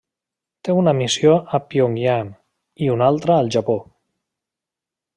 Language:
Catalan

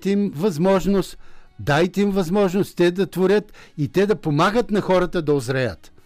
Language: Bulgarian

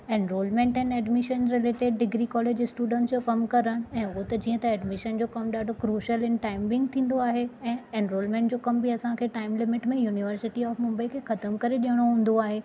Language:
Sindhi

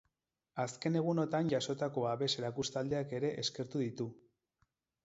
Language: Basque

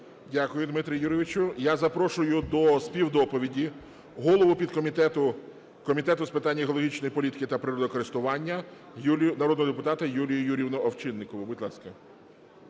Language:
Ukrainian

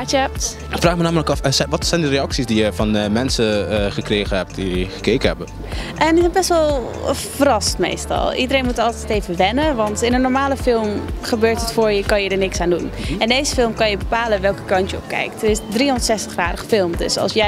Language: Dutch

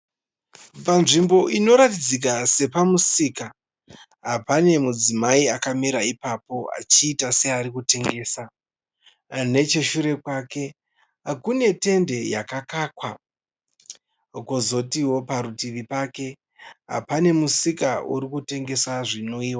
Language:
Shona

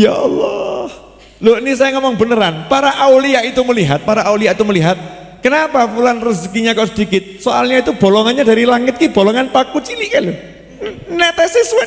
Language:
Indonesian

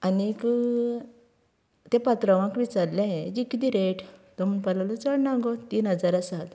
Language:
Konkani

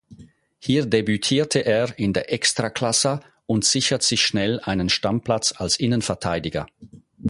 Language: German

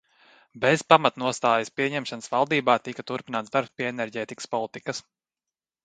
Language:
Latvian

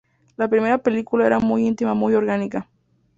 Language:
Spanish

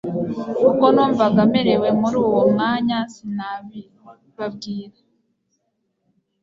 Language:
Kinyarwanda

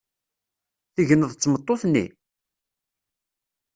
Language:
Kabyle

